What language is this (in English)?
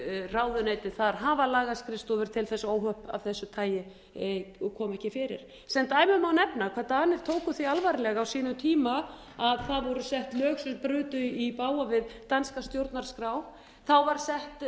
Icelandic